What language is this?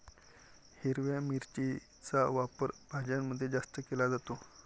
Marathi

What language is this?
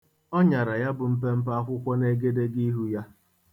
Igbo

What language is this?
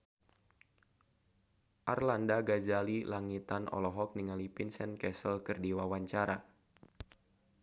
Sundanese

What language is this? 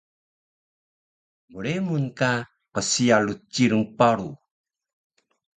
Taroko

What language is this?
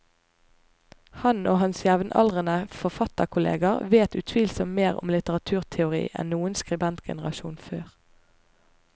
Norwegian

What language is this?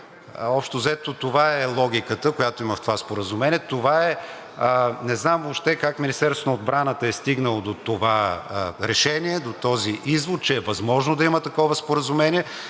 Bulgarian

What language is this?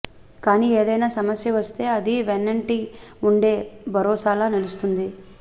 Telugu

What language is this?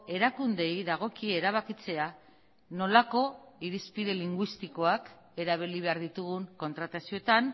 Basque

